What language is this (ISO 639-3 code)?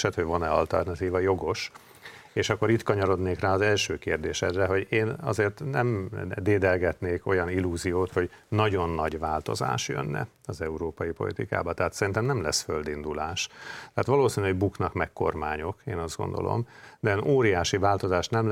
hun